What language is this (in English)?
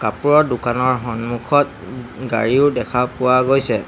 Assamese